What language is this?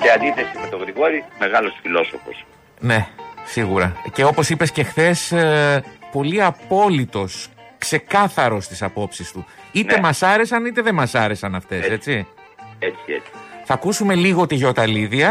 Greek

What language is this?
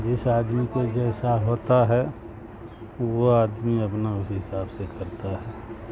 Urdu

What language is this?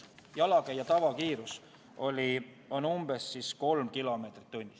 Estonian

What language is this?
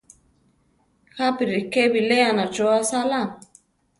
Central Tarahumara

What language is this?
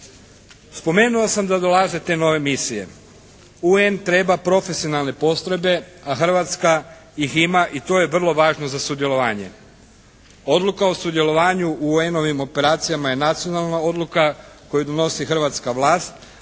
Croatian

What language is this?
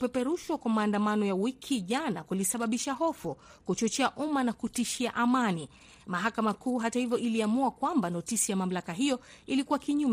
Swahili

